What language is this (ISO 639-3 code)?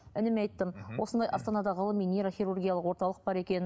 kaz